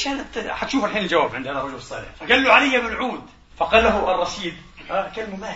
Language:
Arabic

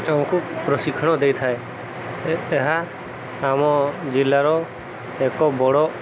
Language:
Odia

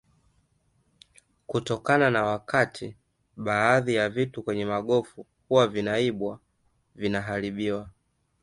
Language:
Swahili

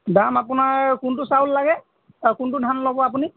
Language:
Assamese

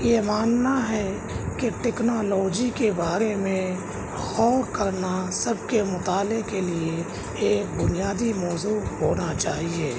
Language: Urdu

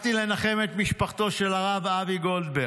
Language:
Hebrew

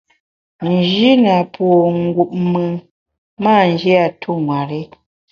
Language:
Bamun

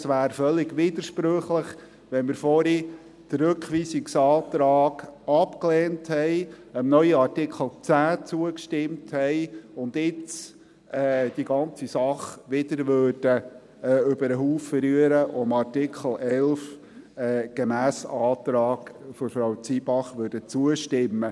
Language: Swiss German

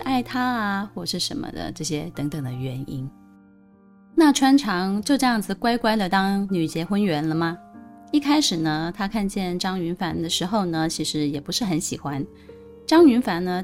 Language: Chinese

